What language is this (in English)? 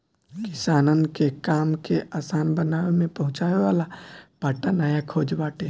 Bhojpuri